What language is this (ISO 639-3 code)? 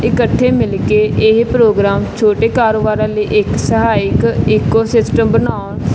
pan